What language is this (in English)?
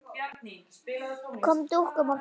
Icelandic